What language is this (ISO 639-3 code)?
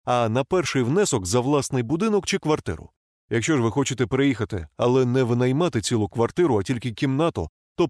ukr